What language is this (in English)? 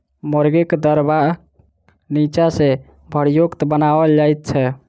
Maithili